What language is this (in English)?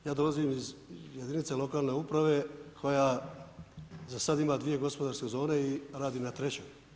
Croatian